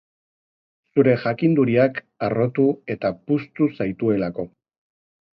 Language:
Basque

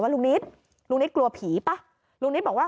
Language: Thai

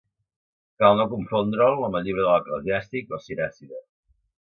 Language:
Catalan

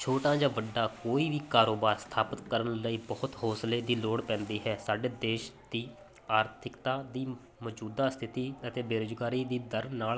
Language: Punjabi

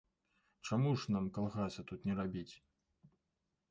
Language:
Belarusian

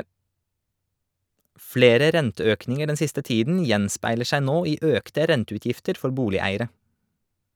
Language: Norwegian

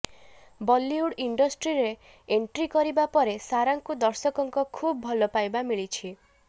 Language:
Odia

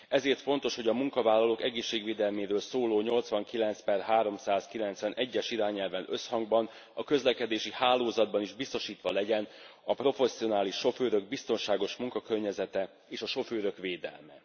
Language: Hungarian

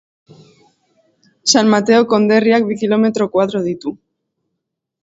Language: Basque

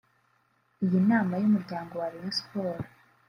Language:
Kinyarwanda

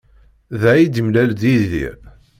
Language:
Kabyle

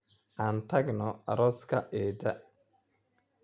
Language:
Somali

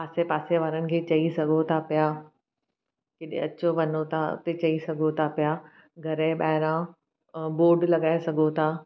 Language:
Sindhi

